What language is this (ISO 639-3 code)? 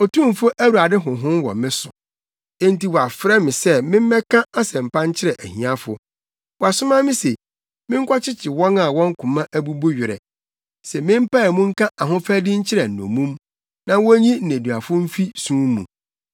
aka